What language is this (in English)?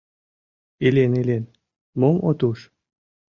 Mari